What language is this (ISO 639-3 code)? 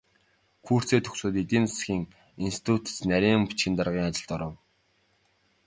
mon